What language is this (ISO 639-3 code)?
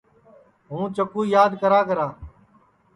ssi